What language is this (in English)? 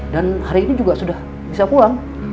Indonesian